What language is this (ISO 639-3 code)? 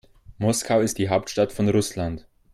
deu